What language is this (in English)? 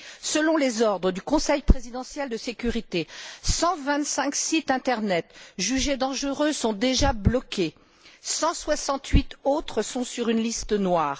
French